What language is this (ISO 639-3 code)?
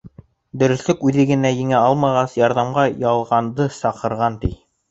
bak